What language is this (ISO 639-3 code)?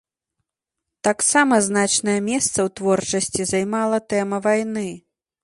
bel